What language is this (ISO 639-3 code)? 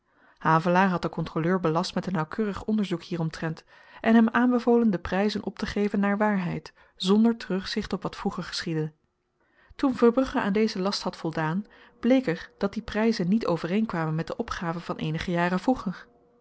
nld